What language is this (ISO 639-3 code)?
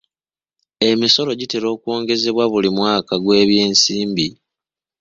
lug